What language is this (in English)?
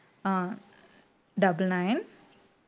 Tamil